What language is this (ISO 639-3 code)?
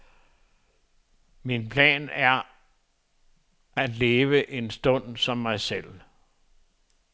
dan